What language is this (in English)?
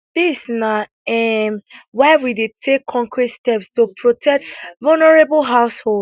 Nigerian Pidgin